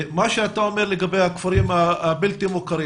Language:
Hebrew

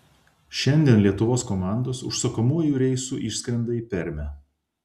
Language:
Lithuanian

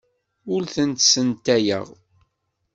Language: Kabyle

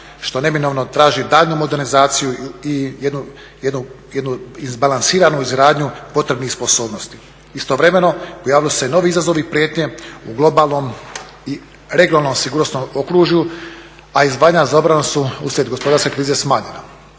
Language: Croatian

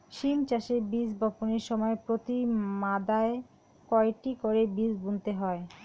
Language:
Bangla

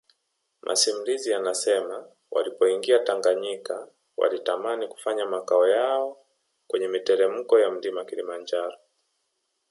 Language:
Swahili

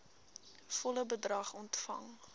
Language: Afrikaans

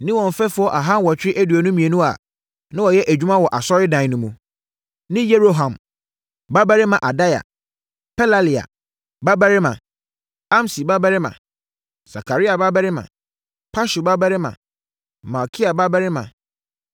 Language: Akan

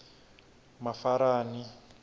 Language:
Tsonga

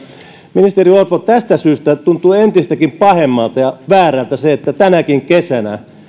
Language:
Finnish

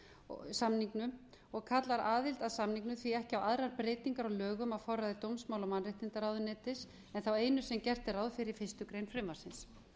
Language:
Icelandic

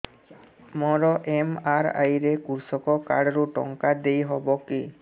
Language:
Odia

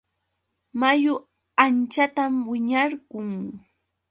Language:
Yauyos Quechua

